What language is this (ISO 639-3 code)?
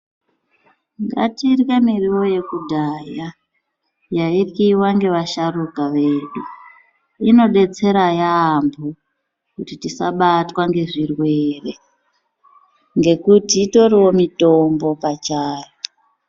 ndc